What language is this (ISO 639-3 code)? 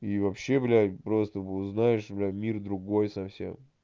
rus